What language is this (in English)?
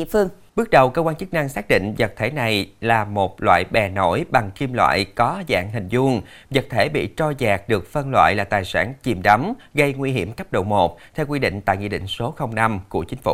Vietnamese